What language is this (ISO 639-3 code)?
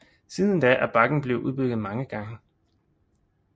dan